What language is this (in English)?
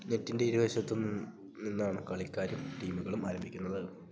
Malayalam